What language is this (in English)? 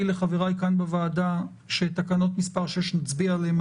Hebrew